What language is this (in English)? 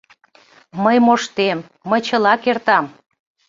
Mari